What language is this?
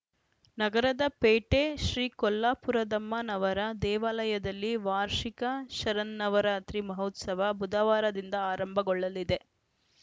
Kannada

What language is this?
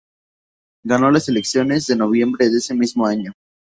Spanish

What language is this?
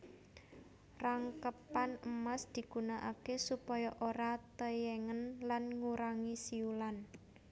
Javanese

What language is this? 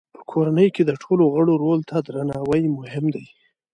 Pashto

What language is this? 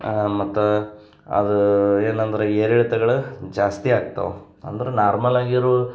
Kannada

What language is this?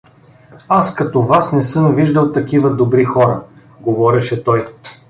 Bulgarian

